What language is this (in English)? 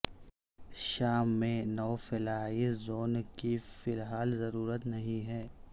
Urdu